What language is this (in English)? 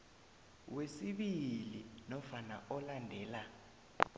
South Ndebele